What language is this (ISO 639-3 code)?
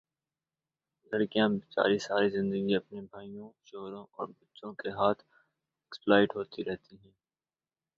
urd